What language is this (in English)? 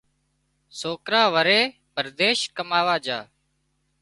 Wadiyara Koli